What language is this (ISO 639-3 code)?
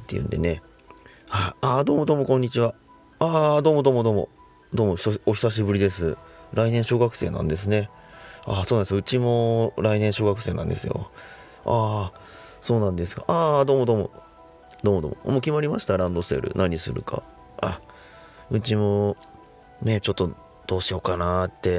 jpn